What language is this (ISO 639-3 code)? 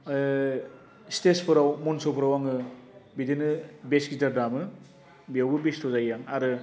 brx